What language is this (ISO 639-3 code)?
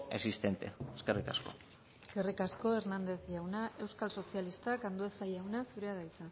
eus